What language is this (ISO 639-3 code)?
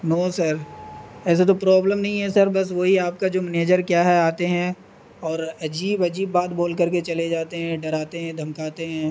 urd